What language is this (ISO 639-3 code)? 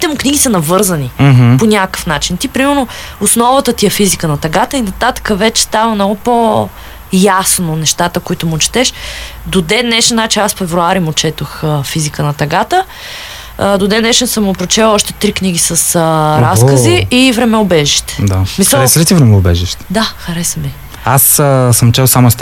bul